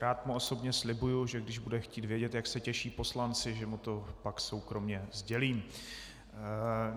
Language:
Czech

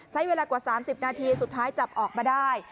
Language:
Thai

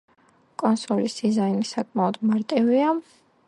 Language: Georgian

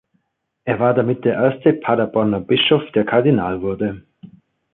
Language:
German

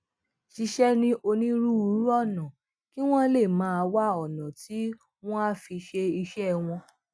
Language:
Yoruba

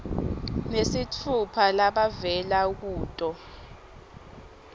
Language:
Swati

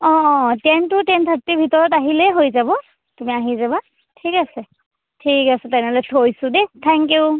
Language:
Assamese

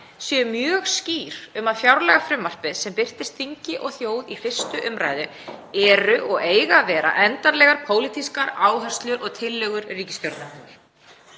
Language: Icelandic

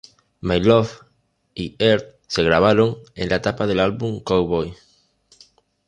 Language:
Spanish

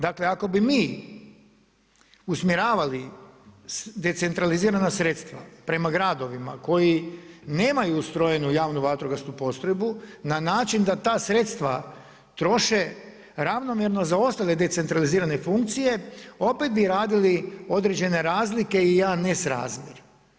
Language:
Croatian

